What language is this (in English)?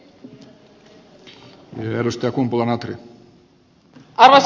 Finnish